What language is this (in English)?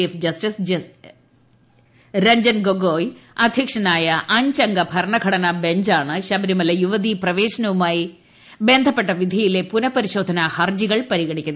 Malayalam